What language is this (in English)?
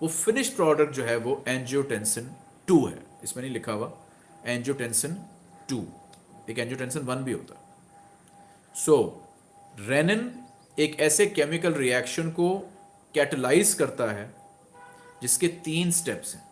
Hindi